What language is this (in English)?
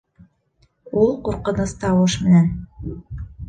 Bashkir